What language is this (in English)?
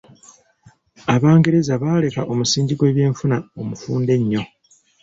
Ganda